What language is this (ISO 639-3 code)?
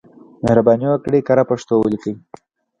pus